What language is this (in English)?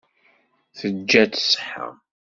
Kabyle